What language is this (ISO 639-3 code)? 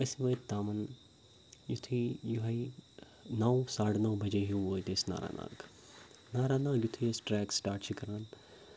kas